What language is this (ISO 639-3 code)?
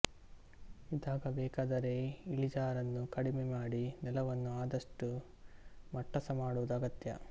kan